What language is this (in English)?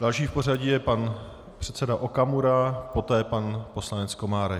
Czech